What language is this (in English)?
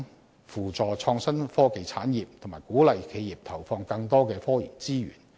Cantonese